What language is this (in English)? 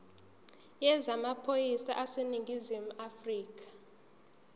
Zulu